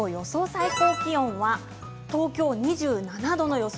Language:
Japanese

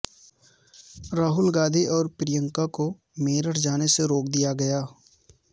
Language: Urdu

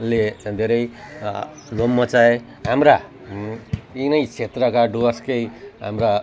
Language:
Nepali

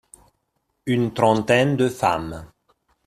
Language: French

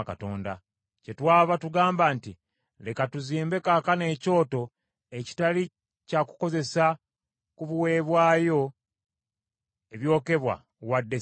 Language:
Ganda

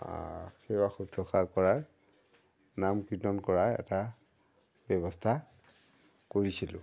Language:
Assamese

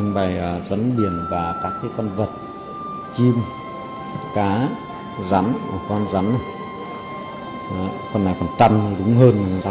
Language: Vietnamese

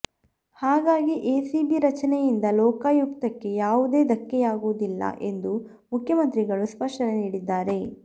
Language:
Kannada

